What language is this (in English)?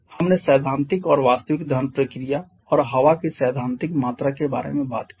Hindi